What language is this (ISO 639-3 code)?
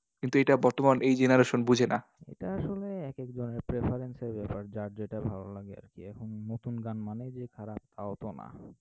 ben